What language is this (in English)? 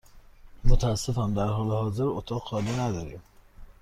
Persian